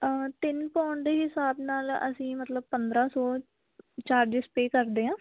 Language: Punjabi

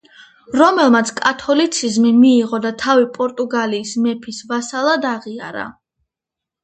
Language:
Georgian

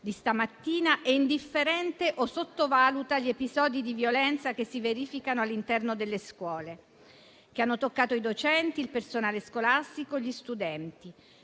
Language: Italian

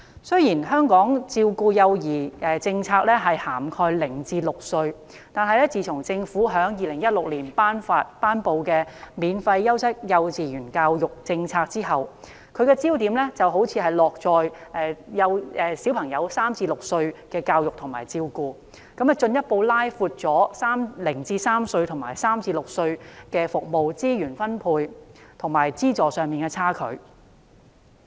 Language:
Cantonese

